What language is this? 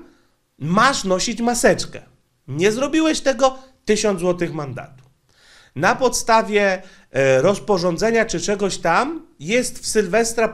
Polish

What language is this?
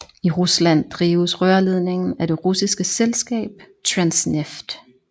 Danish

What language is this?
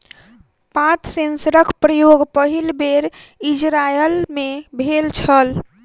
Maithili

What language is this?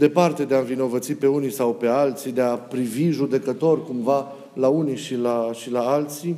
Romanian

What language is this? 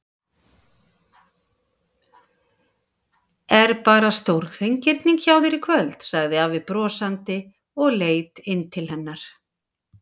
Icelandic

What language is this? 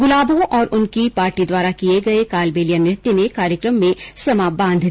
Hindi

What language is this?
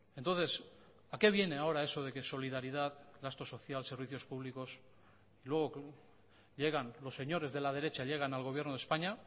Spanish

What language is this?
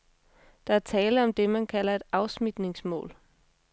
Danish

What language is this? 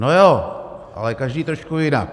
Czech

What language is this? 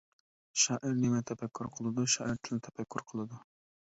Uyghur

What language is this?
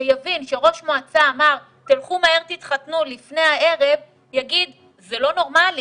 Hebrew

